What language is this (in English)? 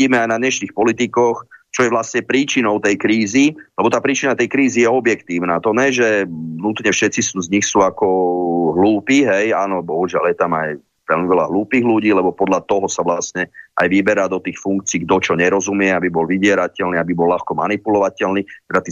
Slovak